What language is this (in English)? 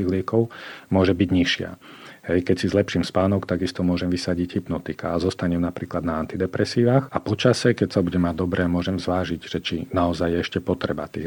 Slovak